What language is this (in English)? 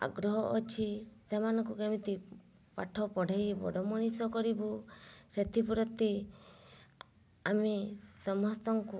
Odia